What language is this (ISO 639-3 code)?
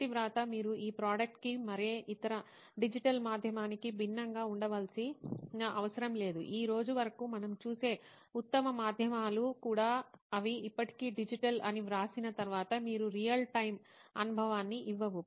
tel